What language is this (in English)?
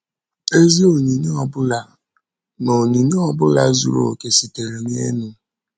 Igbo